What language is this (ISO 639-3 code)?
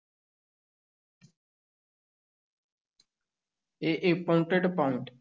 pan